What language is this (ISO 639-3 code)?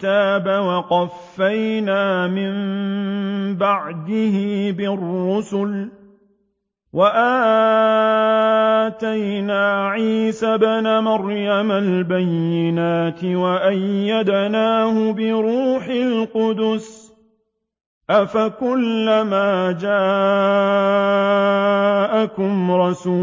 ara